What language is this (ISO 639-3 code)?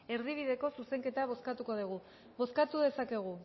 eus